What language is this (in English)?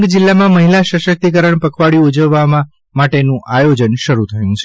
Gujarati